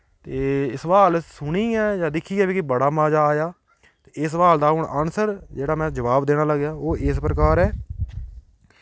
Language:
Dogri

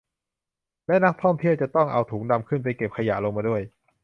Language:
Thai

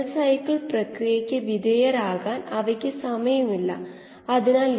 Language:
Malayalam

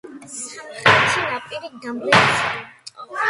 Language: Georgian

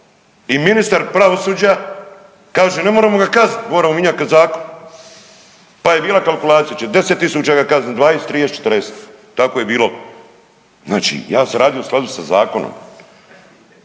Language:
Croatian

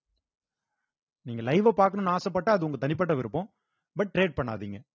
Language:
Tamil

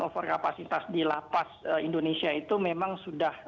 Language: Indonesian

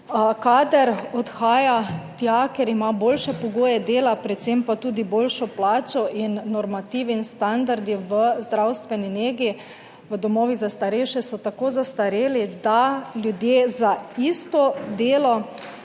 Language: Slovenian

